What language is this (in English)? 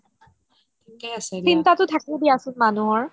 Assamese